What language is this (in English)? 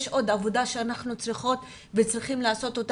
Hebrew